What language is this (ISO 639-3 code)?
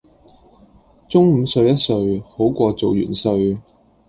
yue